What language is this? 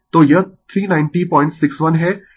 Hindi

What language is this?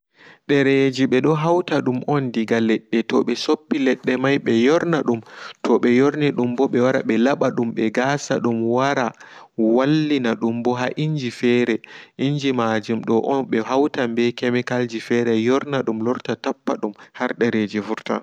Fula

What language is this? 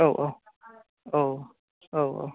Bodo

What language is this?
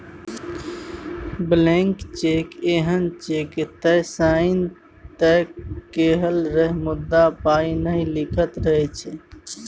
Maithili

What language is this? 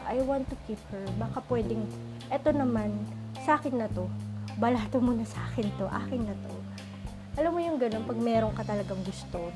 Filipino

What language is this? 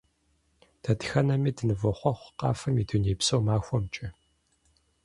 Kabardian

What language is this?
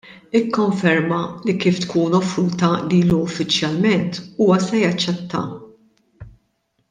Maltese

